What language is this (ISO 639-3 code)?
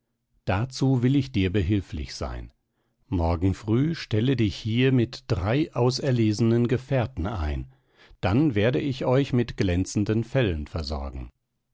deu